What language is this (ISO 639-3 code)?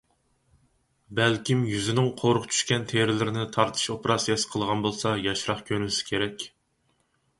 uig